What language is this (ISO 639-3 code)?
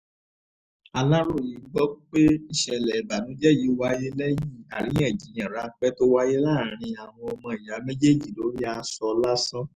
yor